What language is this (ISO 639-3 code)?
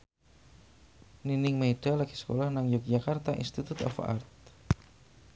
jav